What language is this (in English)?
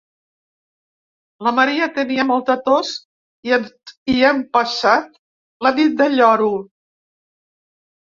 Catalan